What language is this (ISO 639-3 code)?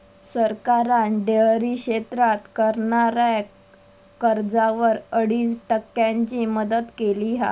mar